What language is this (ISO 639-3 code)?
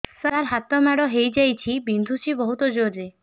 ori